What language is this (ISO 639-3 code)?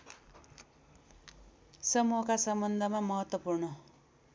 nep